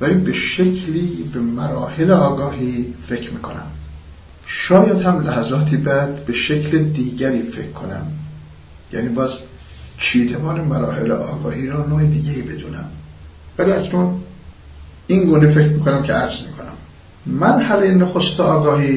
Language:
Persian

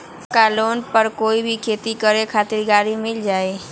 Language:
Magahi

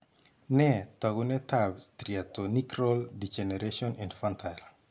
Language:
Kalenjin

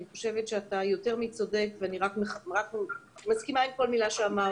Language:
Hebrew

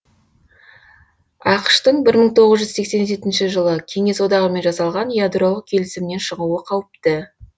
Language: Kazakh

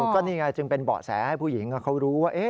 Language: Thai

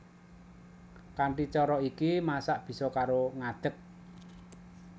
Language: Javanese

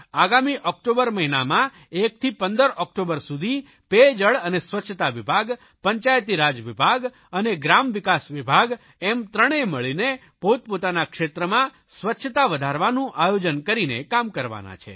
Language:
Gujarati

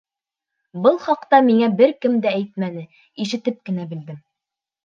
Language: Bashkir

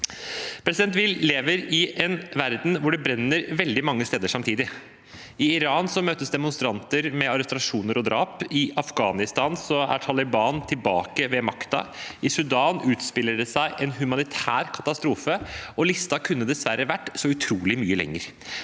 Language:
Norwegian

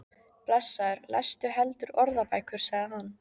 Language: Icelandic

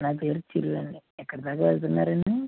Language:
Telugu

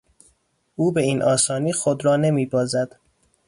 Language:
Persian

